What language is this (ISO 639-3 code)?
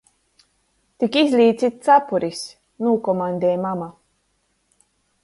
ltg